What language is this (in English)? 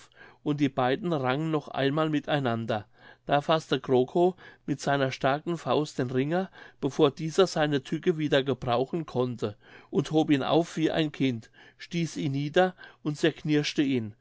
German